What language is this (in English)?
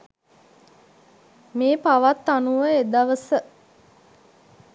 Sinhala